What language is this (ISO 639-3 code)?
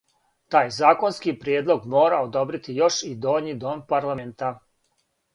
srp